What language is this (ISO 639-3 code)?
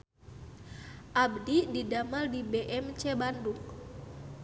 sun